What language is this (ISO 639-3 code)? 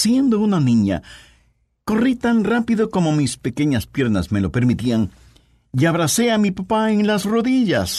spa